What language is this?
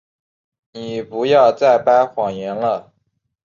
Chinese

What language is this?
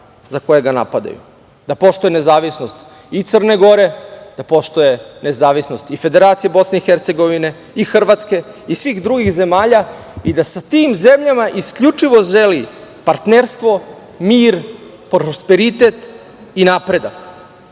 Serbian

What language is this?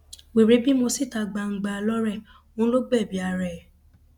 Yoruba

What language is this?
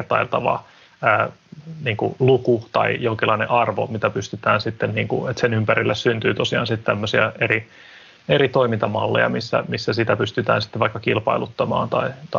Finnish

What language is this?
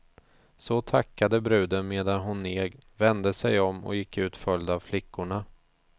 Swedish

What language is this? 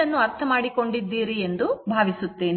Kannada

